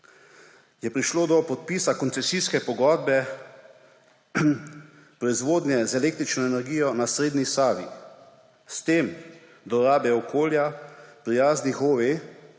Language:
Slovenian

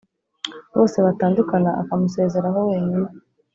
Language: Kinyarwanda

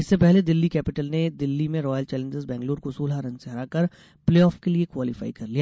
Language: Hindi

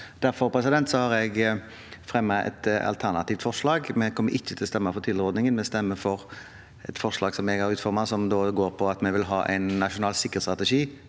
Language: Norwegian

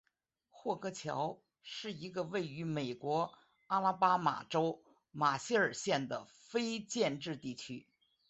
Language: Chinese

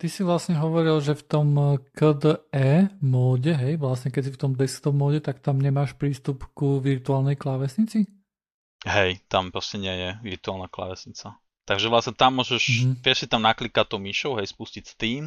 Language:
Slovak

